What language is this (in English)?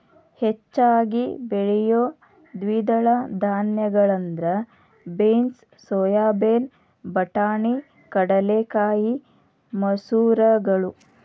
Kannada